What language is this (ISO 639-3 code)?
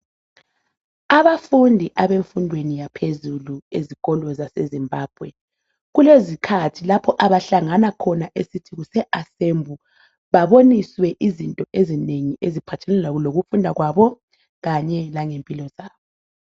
nde